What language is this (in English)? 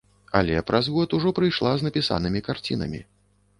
Belarusian